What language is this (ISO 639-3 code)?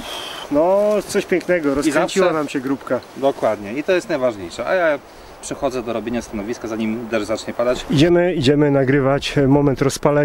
pol